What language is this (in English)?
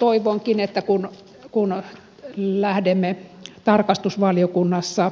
Finnish